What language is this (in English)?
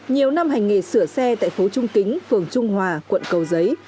Vietnamese